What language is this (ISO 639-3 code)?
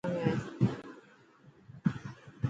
mki